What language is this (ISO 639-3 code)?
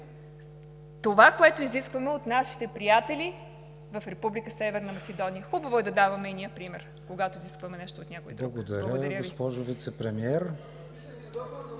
bul